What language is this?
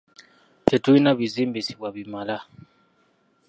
Ganda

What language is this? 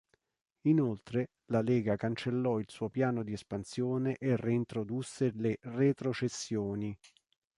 Italian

